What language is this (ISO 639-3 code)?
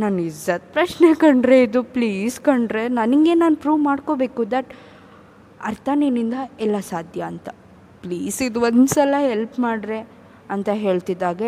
kan